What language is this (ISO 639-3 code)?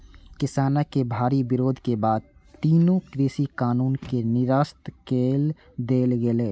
mai